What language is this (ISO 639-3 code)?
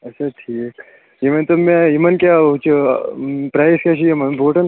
kas